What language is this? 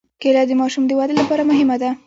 Pashto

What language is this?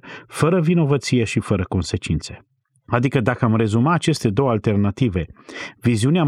Romanian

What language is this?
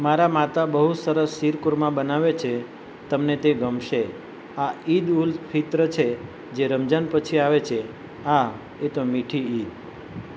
Gujarati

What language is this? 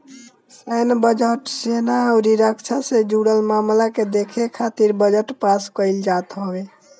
Bhojpuri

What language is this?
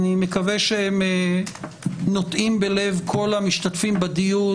Hebrew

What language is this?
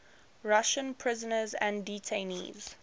English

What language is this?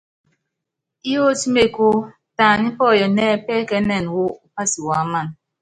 Yangben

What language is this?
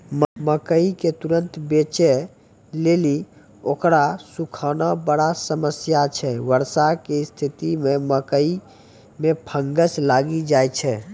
Maithili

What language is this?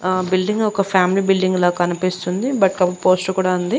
Telugu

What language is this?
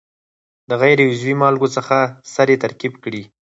Pashto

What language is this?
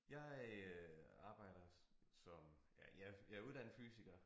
Danish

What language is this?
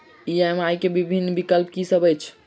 Maithili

